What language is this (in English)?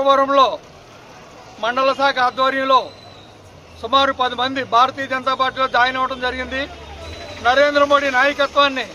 Telugu